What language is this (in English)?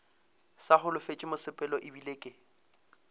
Northern Sotho